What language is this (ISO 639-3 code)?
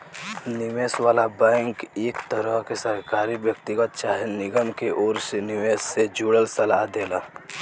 bho